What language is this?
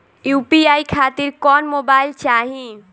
Bhojpuri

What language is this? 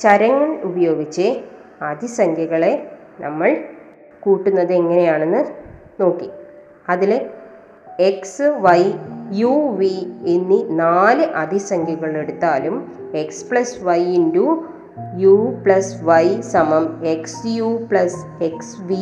Malayalam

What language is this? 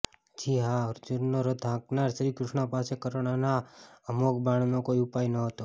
Gujarati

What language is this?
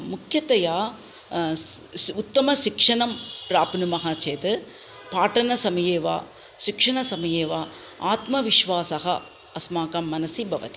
Sanskrit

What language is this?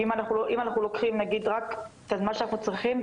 Hebrew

